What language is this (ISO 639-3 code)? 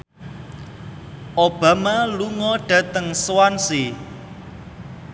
jav